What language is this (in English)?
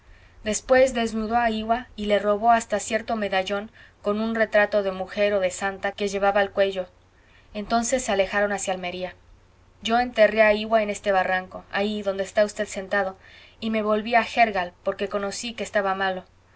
Spanish